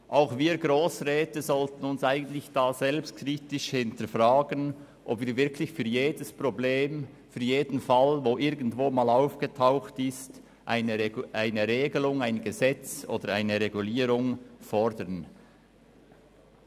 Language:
Swiss German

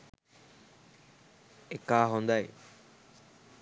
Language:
Sinhala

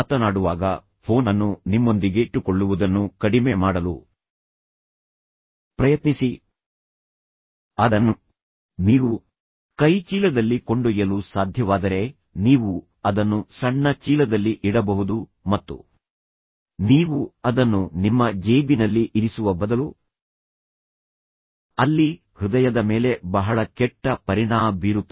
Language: Kannada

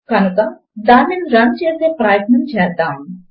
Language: Telugu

